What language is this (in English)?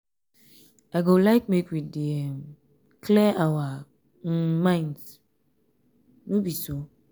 Nigerian Pidgin